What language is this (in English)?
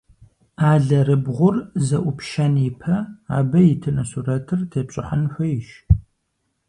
Kabardian